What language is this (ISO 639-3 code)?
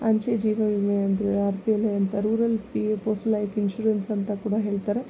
kan